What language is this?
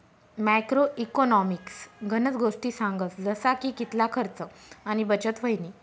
Marathi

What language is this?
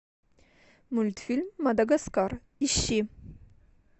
Russian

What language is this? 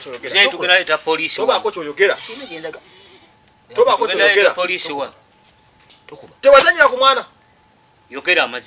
Indonesian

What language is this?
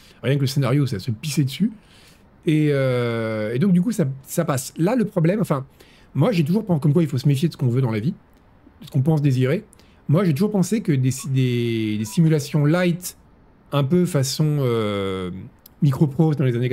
French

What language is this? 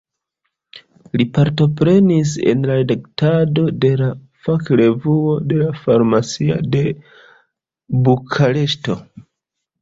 Esperanto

